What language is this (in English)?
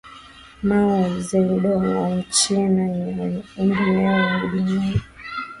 Swahili